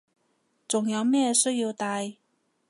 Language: Cantonese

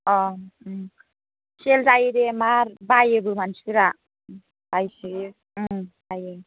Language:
Bodo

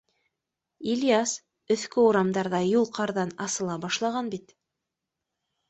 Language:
Bashkir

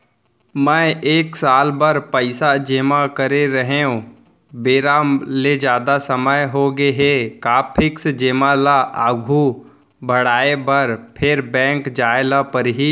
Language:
Chhattisgarhi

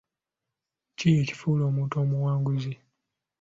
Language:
Ganda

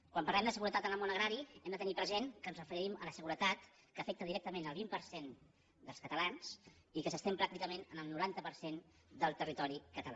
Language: Catalan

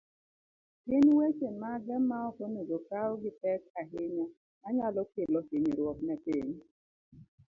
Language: Luo (Kenya and Tanzania)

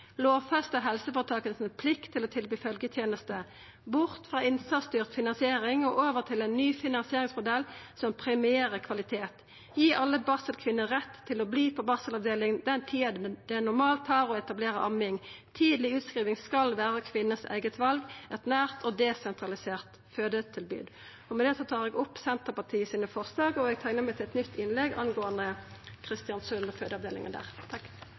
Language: Norwegian Nynorsk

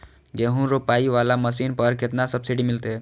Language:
Maithili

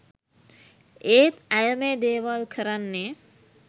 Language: Sinhala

